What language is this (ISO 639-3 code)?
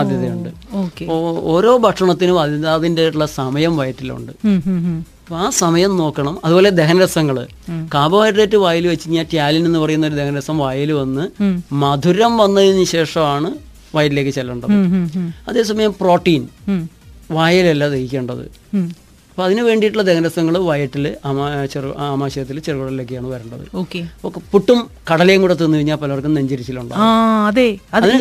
mal